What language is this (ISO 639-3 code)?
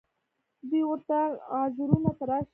pus